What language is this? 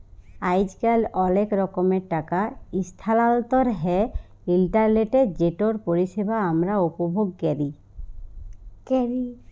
Bangla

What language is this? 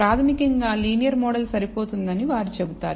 Telugu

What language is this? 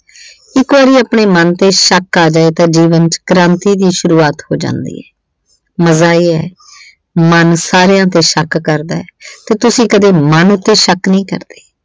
Punjabi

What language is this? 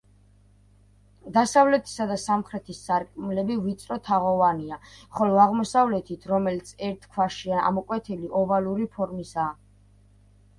Georgian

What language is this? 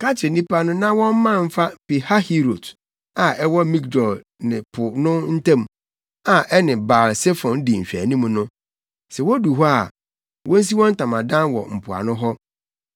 Akan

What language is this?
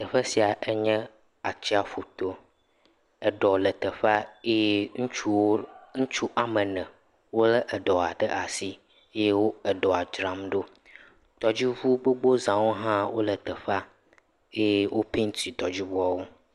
Ewe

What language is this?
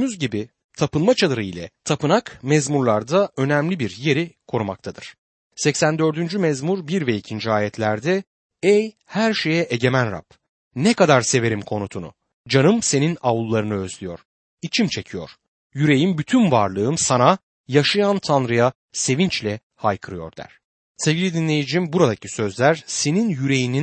Turkish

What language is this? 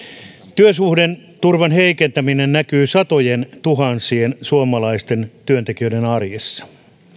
Finnish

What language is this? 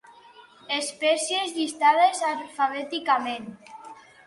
Catalan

